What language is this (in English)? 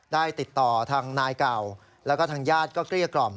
Thai